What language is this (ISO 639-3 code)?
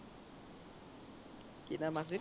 asm